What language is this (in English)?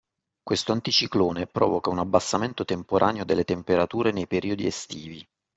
Italian